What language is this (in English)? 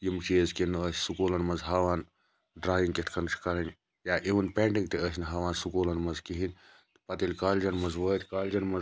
Kashmiri